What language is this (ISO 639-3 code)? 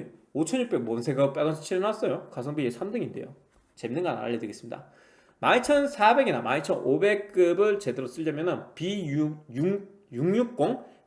kor